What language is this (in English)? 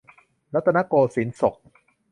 Thai